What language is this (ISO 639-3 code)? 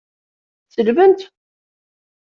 kab